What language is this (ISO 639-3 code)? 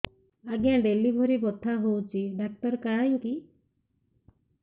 ori